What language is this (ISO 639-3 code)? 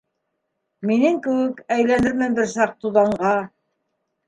bak